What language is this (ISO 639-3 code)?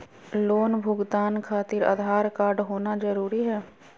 mag